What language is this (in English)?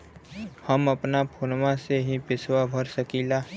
Bhojpuri